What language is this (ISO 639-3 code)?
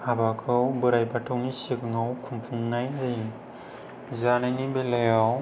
brx